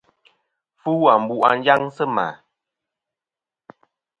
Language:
Kom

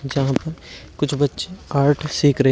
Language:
Hindi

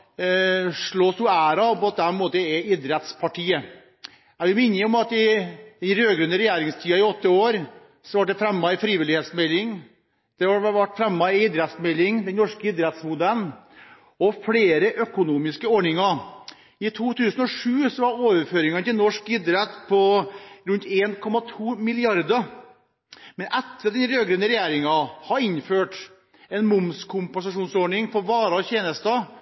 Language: Norwegian Bokmål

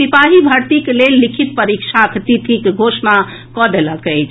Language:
Maithili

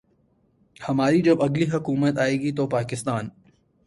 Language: Urdu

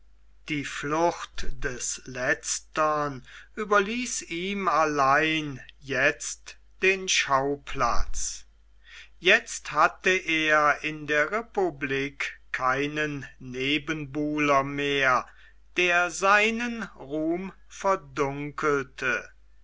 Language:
German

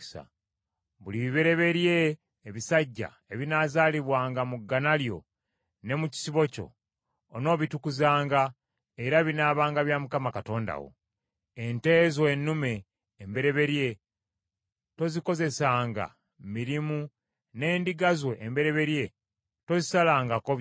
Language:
Ganda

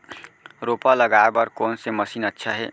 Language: Chhattisgarhi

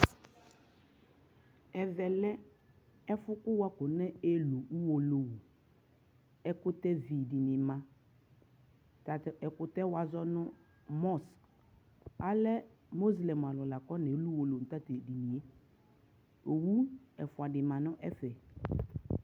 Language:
Ikposo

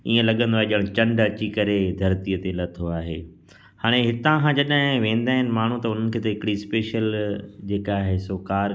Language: Sindhi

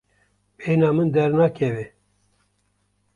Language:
Kurdish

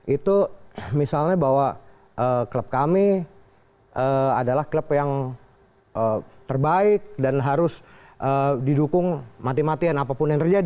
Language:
Indonesian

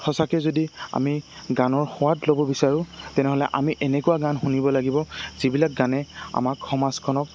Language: Assamese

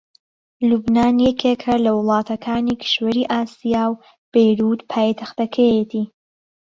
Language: Central Kurdish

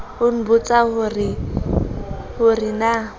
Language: Southern Sotho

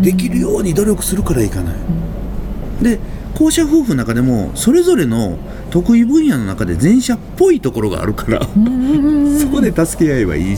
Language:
Japanese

